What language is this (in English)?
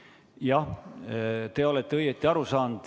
Estonian